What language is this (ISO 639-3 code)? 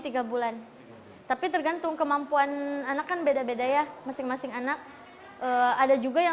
ind